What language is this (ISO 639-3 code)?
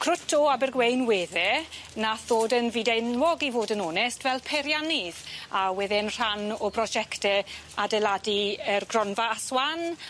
cym